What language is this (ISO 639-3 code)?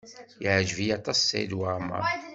kab